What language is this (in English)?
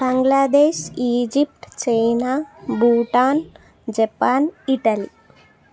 Telugu